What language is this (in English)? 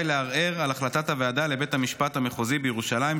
Hebrew